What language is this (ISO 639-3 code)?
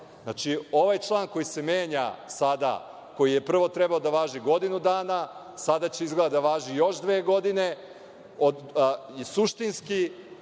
srp